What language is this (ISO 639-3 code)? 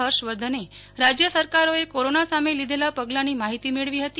guj